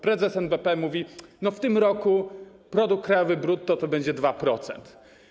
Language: Polish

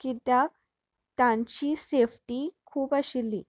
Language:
Konkani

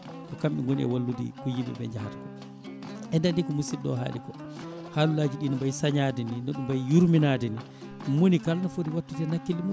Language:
Fula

